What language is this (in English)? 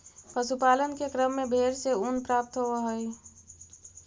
Magahi